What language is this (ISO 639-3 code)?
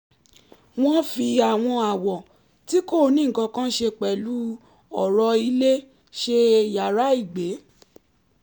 yor